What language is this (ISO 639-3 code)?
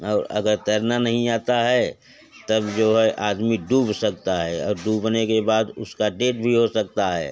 hin